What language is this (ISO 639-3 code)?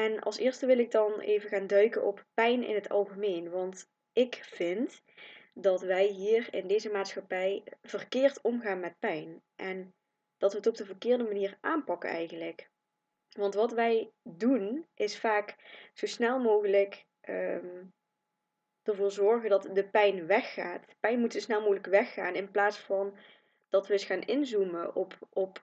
nld